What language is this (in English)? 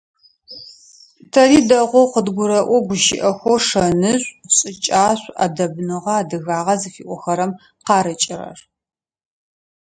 Adyghe